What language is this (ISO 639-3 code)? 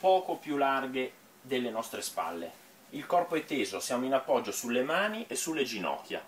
ita